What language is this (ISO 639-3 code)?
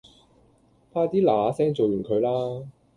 yue